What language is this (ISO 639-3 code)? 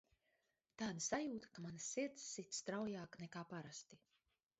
lav